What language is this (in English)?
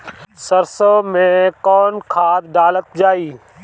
Bhojpuri